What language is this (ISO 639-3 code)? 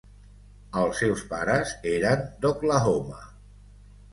cat